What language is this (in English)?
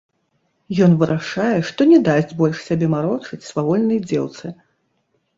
Belarusian